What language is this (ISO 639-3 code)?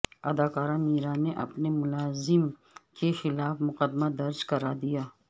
urd